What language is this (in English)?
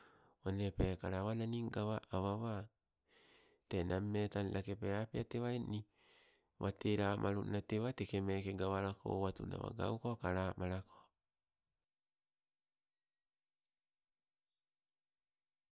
Sibe